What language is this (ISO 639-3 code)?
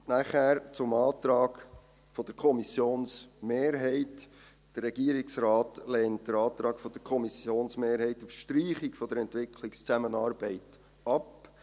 gsw